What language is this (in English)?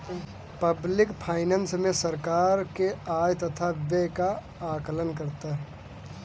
Hindi